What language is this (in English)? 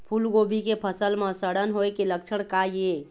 Chhattisgarhi